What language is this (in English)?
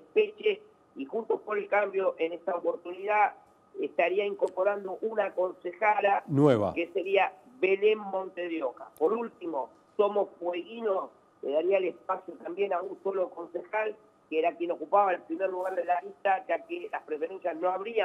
Spanish